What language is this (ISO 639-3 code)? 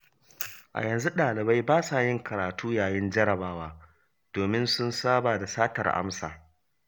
hau